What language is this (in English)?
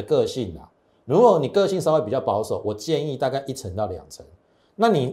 Chinese